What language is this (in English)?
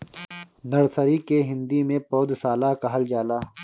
Bhojpuri